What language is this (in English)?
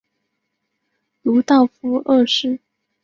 Chinese